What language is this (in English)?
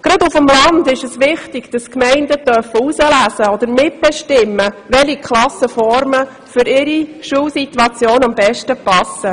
Swiss German